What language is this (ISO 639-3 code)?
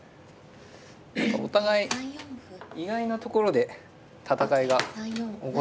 jpn